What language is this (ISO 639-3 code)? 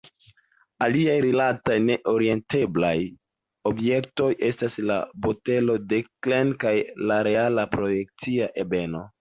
epo